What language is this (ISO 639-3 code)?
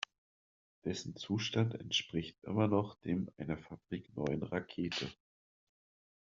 deu